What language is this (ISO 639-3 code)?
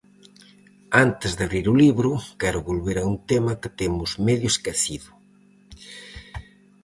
glg